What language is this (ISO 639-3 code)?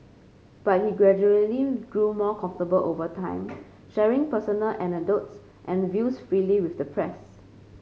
eng